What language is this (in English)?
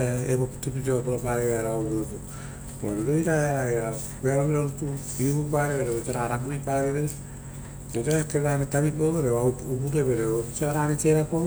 Rotokas